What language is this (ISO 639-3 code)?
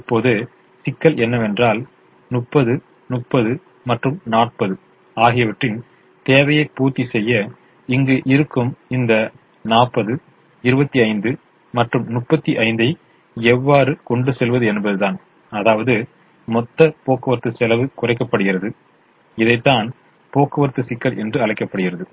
tam